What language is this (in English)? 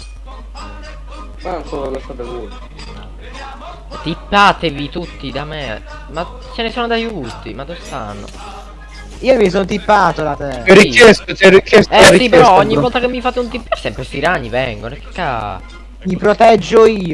Italian